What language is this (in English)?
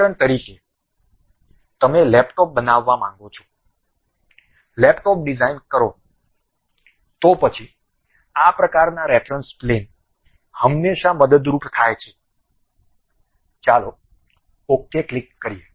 Gujarati